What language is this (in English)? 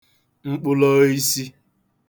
Igbo